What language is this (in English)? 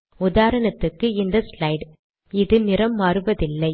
Tamil